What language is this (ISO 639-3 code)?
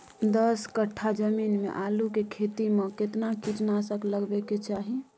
mai